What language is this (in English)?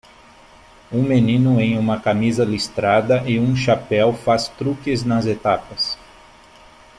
Portuguese